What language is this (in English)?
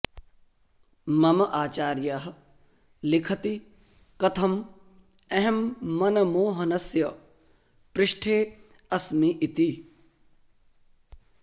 Sanskrit